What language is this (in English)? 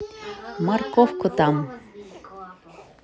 Russian